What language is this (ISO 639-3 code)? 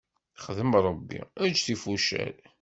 kab